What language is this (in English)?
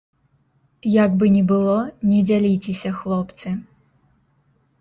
Belarusian